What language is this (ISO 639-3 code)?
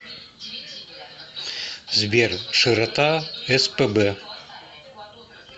rus